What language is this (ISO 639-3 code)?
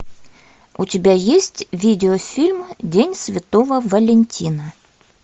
rus